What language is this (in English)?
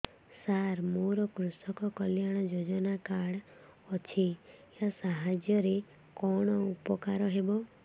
Odia